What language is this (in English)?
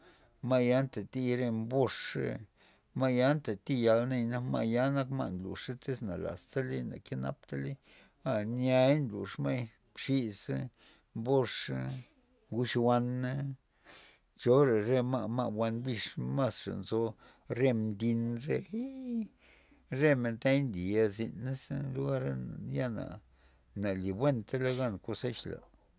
Loxicha Zapotec